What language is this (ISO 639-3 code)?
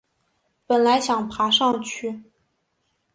zho